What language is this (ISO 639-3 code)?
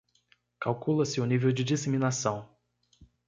por